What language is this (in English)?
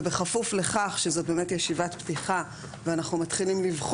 Hebrew